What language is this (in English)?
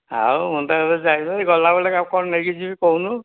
Odia